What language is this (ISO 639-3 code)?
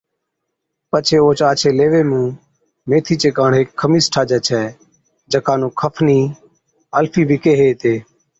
odk